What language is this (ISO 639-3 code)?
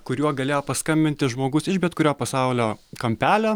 lit